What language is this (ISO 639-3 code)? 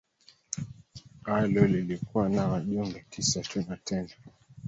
swa